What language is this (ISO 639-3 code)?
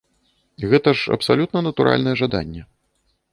bel